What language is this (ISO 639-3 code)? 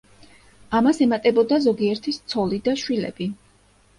kat